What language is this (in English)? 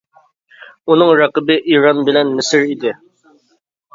Uyghur